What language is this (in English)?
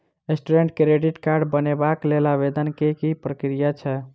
Maithili